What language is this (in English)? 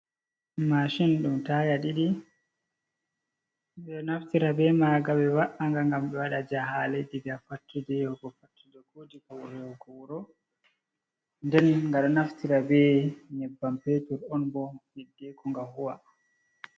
Fula